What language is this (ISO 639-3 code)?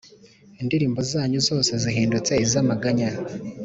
kin